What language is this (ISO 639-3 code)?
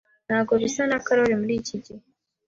kin